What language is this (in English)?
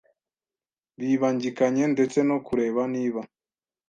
Kinyarwanda